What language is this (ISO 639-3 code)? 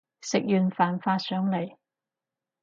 yue